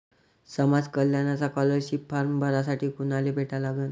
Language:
Marathi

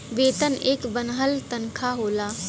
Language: Bhojpuri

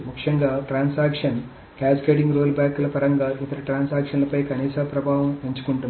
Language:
Telugu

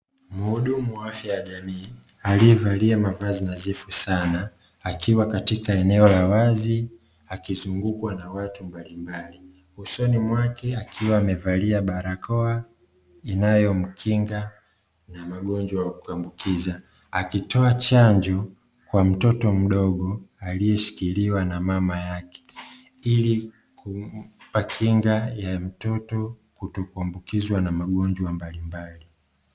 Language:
Swahili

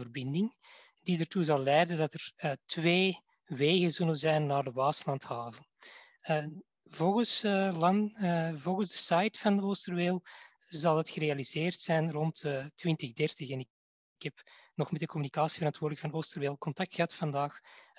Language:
Dutch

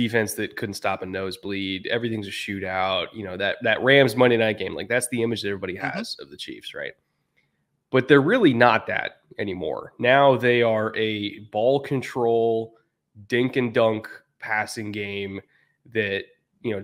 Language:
English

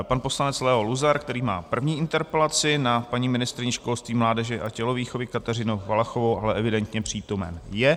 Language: Czech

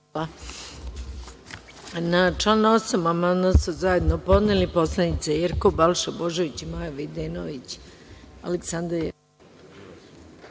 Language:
Serbian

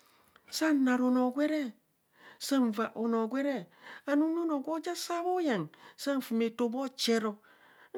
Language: Kohumono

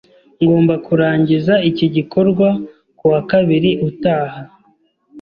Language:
Kinyarwanda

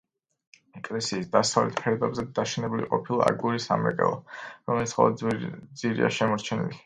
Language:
Georgian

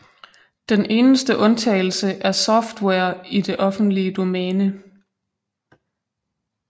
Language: Danish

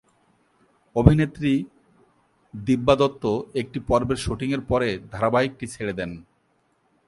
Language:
Bangla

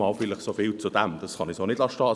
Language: Swiss German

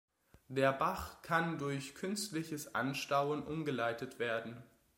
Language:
German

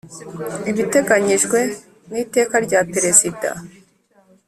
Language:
Kinyarwanda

